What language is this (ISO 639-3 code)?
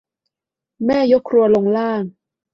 tha